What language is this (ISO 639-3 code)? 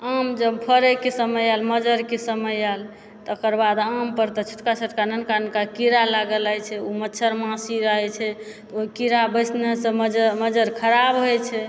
mai